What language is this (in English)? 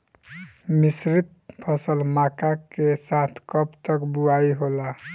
Bhojpuri